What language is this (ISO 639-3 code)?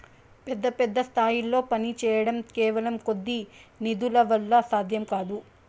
tel